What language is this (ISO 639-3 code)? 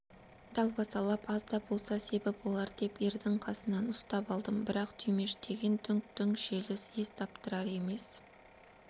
kaz